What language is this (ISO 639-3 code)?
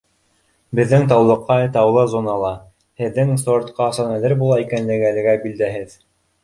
bak